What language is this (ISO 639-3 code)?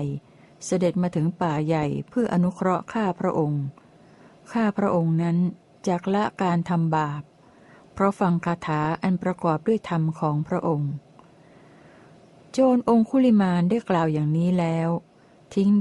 tha